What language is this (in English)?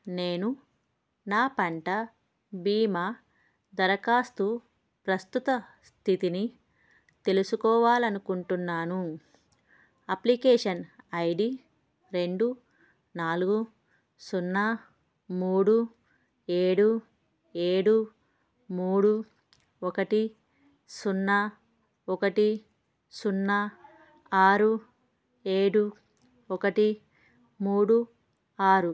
Telugu